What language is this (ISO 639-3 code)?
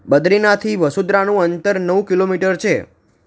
guj